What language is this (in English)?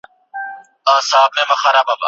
Pashto